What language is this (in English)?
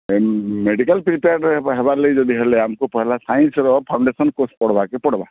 Odia